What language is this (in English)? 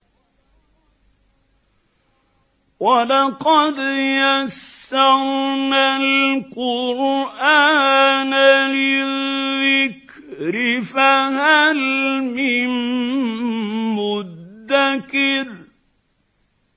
Arabic